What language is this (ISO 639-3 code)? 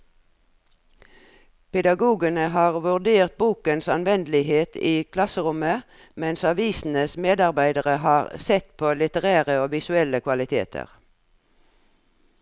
nor